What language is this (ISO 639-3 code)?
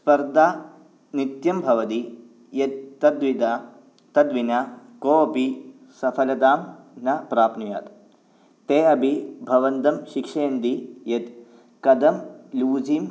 san